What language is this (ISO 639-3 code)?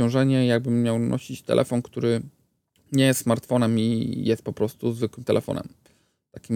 pol